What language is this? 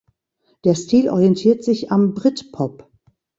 German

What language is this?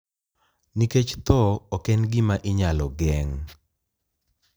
Luo (Kenya and Tanzania)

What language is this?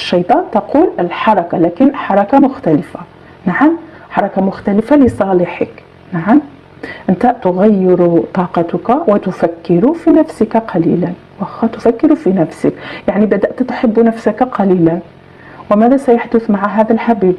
Arabic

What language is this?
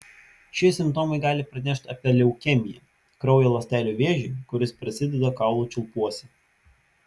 Lithuanian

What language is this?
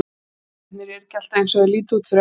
Icelandic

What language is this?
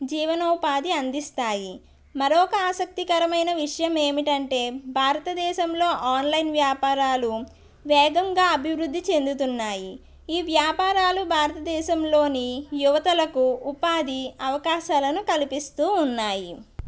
Telugu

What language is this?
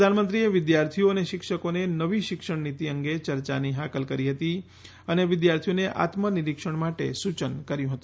Gujarati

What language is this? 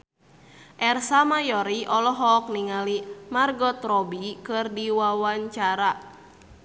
Sundanese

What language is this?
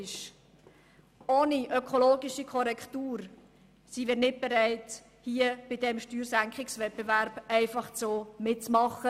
Swiss German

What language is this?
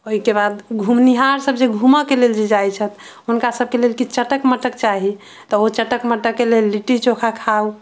Maithili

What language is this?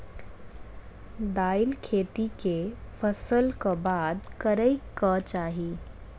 Maithili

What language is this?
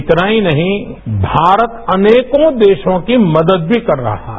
Hindi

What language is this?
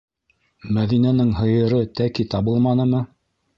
Bashkir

